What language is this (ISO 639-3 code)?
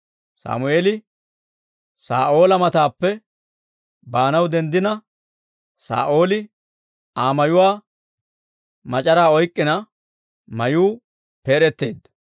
dwr